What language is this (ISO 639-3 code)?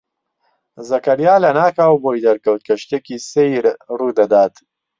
ckb